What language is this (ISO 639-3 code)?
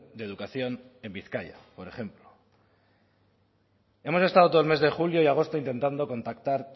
spa